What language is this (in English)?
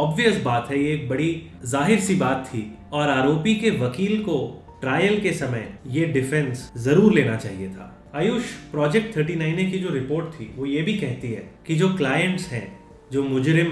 Hindi